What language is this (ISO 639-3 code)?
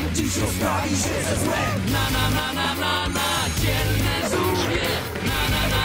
pol